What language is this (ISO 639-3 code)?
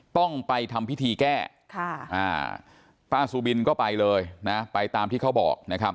tha